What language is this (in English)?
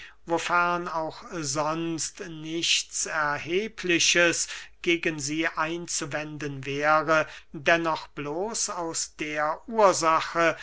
German